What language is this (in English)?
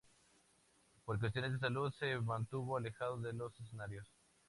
Spanish